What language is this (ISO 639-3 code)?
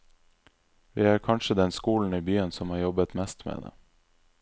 nor